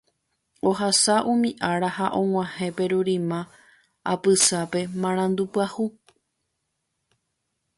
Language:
Guarani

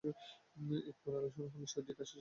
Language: Bangla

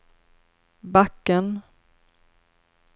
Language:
Swedish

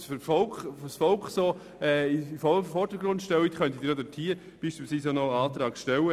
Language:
Swiss German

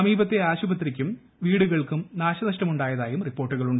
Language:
Malayalam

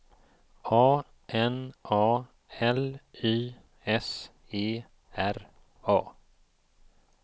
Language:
Swedish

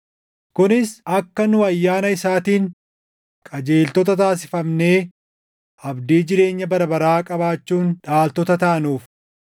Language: Oromo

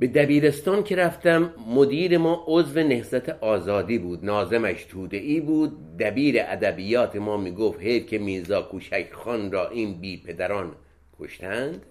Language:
Persian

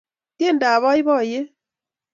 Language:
Kalenjin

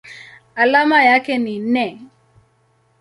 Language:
Swahili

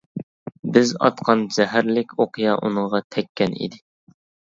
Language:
Uyghur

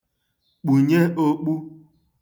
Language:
Igbo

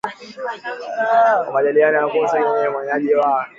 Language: Swahili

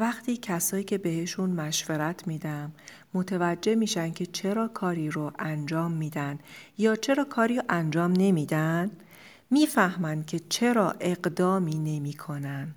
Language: Persian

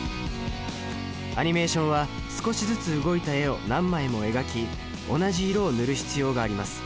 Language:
Japanese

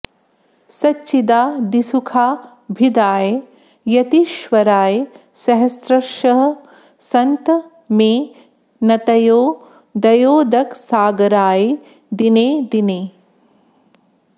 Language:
Sanskrit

